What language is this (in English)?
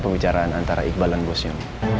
Indonesian